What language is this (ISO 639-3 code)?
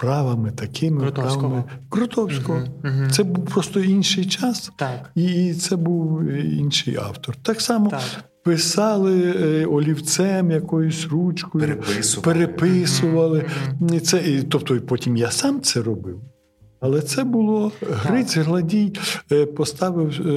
ukr